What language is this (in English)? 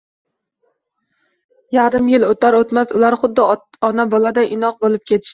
Uzbek